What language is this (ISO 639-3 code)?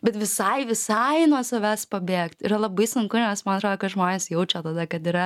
lit